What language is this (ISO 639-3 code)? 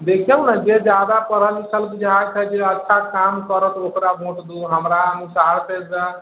mai